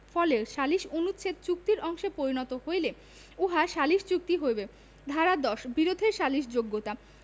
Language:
Bangla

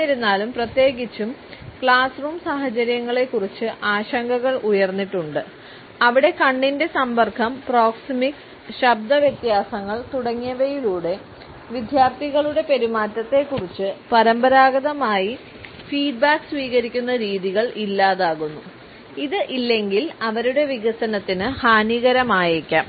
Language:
Malayalam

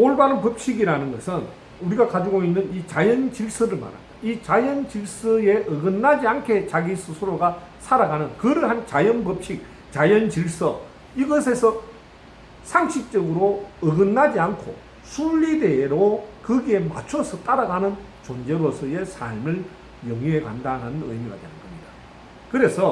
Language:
Korean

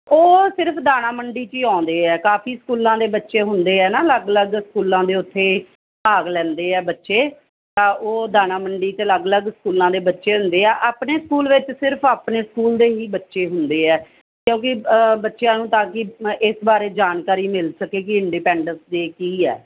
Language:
Punjabi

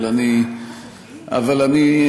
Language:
Hebrew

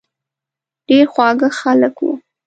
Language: Pashto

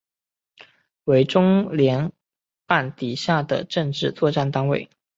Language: Chinese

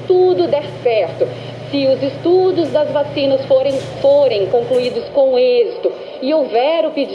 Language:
Portuguese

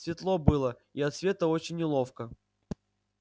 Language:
Russian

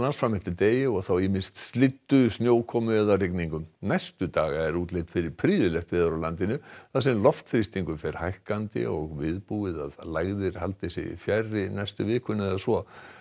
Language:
Icelandic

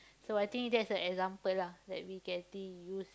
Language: English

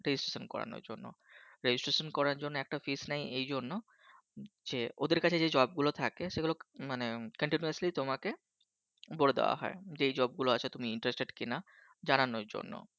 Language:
Bangla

